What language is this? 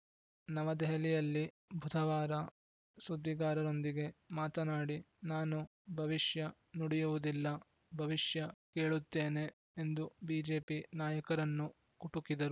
Kannada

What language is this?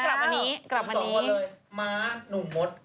Thai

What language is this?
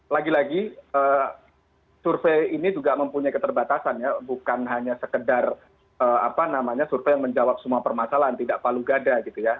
Indonesian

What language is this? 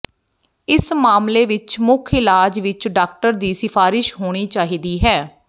Punjabi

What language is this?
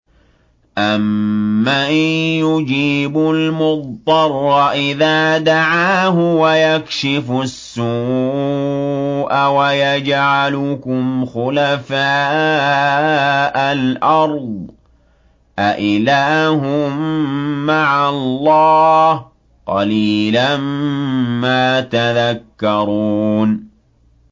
Arabic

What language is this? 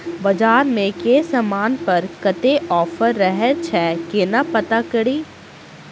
Maithili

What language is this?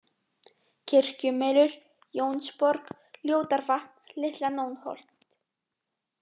Icelandic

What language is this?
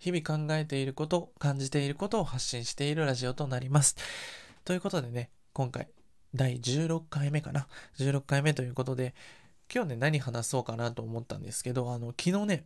Japanese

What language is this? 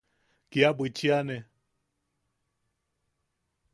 Yaqui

